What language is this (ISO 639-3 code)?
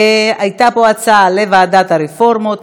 heb